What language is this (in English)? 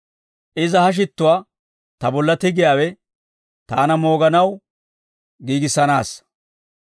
Dawro